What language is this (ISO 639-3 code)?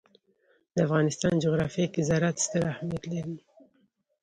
pus